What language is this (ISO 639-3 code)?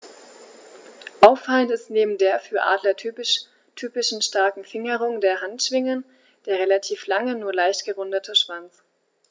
deu